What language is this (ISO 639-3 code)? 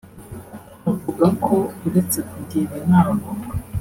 kin